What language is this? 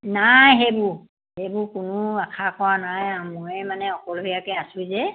Assamese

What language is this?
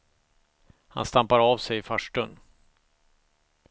Swedish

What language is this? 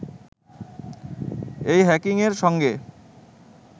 Bangla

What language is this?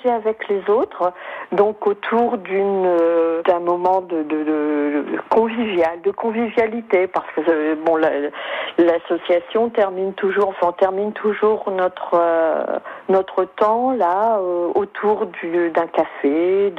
French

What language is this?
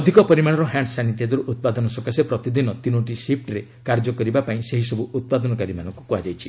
Odia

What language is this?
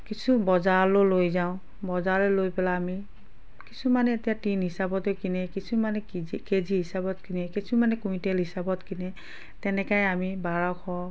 Assamese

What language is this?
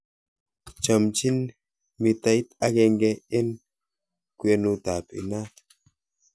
Kalenjin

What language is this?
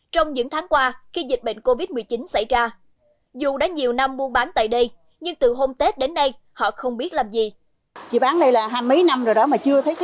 Vietnamese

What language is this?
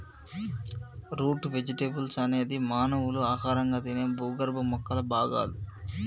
Telugu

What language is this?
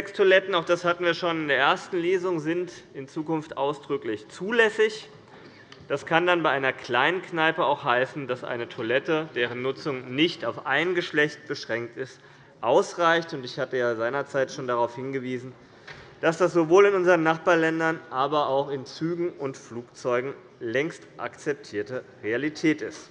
German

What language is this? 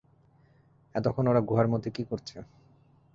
Bangla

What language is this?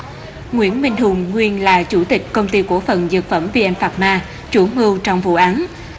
Vietnamese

